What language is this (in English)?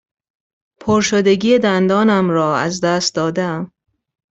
Persian